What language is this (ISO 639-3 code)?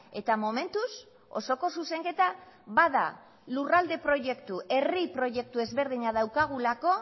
eus